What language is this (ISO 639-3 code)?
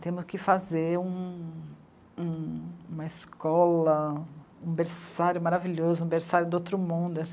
por